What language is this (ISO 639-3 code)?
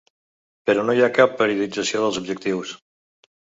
cat